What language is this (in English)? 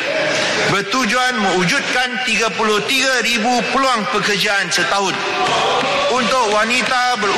Malay